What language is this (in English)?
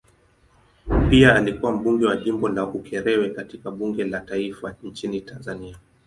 Swahili